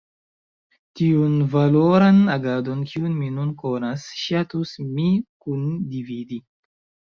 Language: Esperanto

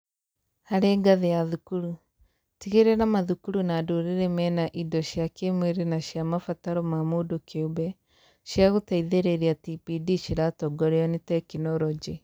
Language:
Kikuyu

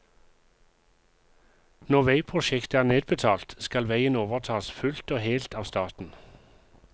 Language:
Norwegian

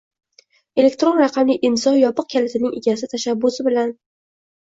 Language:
Uzbek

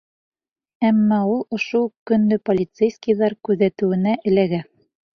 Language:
Bashkir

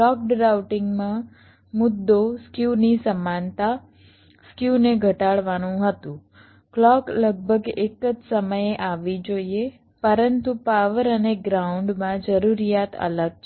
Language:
Gujarati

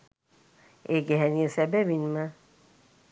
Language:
Sinhala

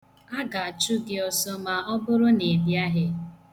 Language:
Igbo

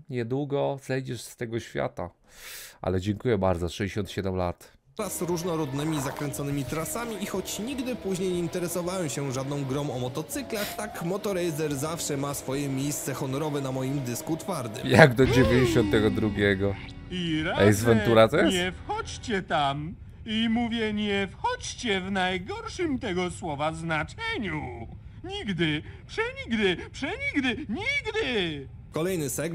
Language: Polish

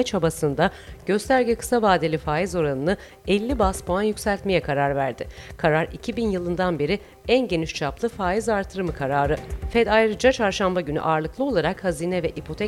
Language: Turkish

